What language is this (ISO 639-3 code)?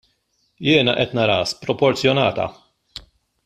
mlt